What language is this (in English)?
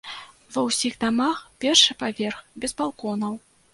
Belarusian